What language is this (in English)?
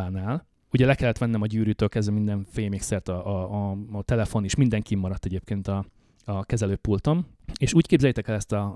Hungarian